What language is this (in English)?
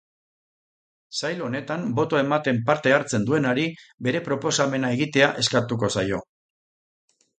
Basque